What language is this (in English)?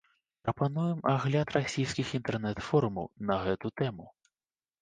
Belarusian